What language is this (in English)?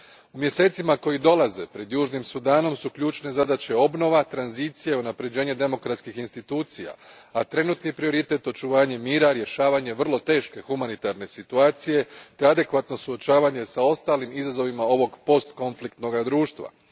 Croatian